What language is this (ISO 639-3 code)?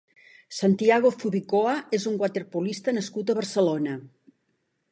cat